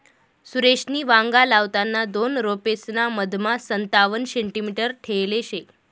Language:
Marathi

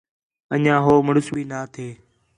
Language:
Khetrani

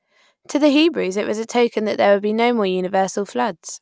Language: English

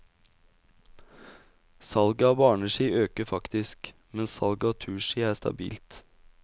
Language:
Norwegian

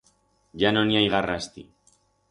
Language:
Aragonese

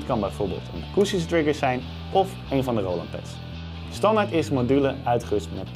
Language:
Dutch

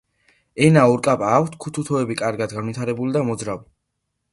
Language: Georgian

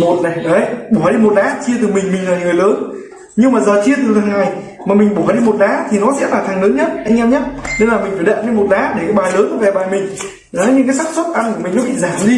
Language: Vietnamese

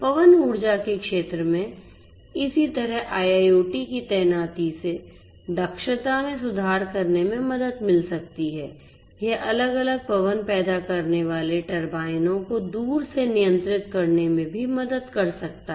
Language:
Hindi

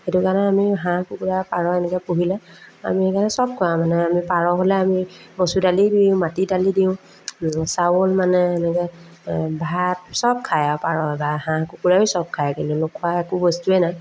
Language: Assamese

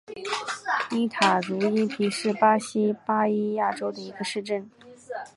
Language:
Chinese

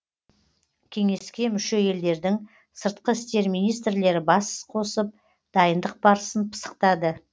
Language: Kazakh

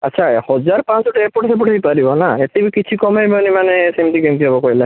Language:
Odia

